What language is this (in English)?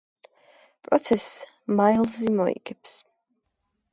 Georgian